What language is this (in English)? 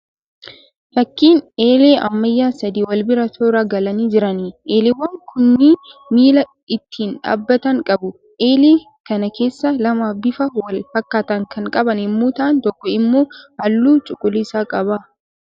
Oromo